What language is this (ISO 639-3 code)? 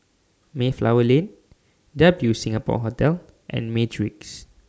eng